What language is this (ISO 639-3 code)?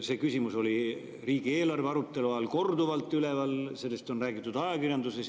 est